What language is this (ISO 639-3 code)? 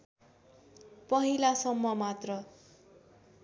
nep